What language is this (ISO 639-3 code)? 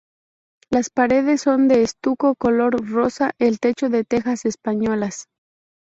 spa